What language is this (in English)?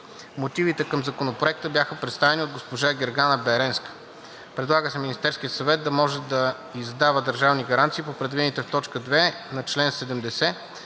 Bulgarian